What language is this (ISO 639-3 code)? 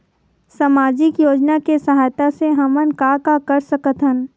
hne